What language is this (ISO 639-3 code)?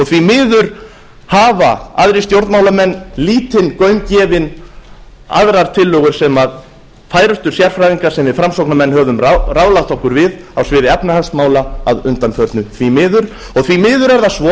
isl